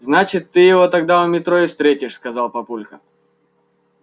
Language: Russian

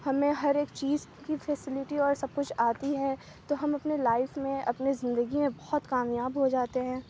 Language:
Urdu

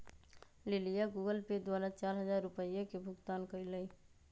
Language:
Magahi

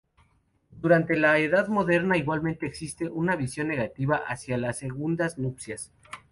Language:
Spanish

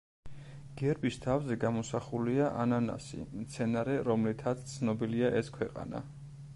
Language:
Georgian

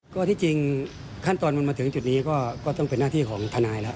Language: Thai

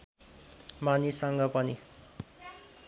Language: Nepali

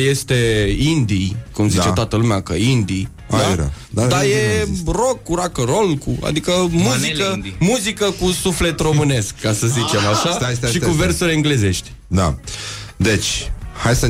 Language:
Romanian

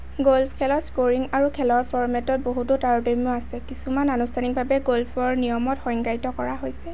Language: Assamese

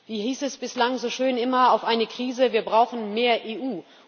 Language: German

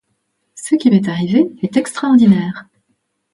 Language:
French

